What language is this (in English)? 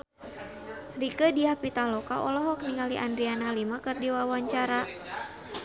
Sundanese